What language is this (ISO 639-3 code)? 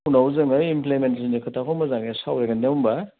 brx